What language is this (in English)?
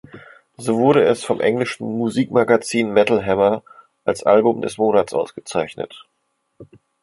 German